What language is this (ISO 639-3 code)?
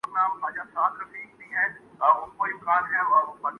urd